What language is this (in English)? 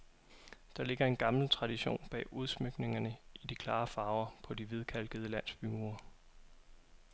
Danish